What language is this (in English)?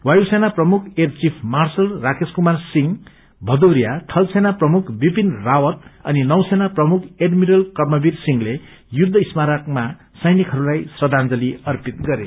Nepali